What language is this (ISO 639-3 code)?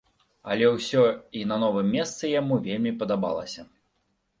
bel